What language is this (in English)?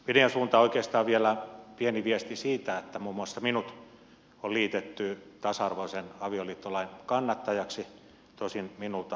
Finnish